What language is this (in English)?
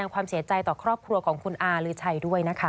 Thai